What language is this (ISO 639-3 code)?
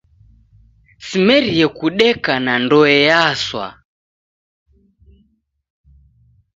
dav